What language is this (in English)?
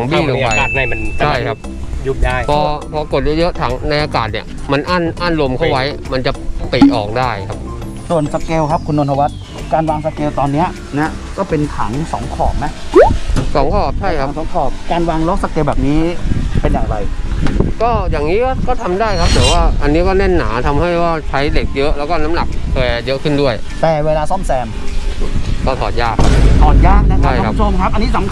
Thai